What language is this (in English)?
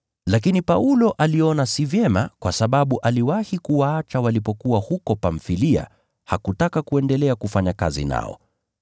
Swahili